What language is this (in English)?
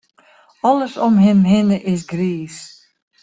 Western Frisian